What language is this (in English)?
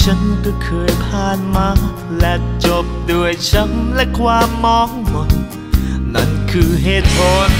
Thai